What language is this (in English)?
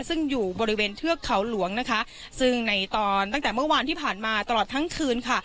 Thai